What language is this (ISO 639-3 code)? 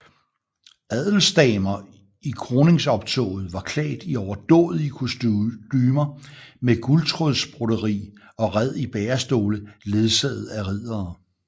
dan